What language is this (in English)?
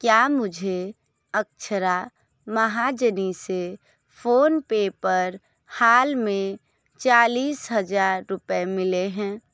Hindi